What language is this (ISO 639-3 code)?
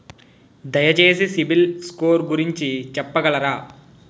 tel